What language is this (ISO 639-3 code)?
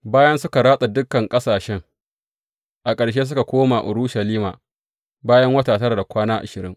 hau